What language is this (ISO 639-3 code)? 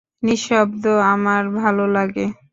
ben